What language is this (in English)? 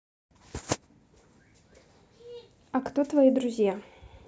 Russian